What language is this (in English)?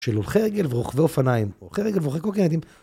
Hebrew